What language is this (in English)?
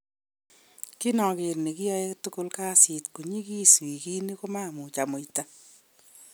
Kalenjin